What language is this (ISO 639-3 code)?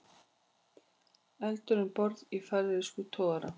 isl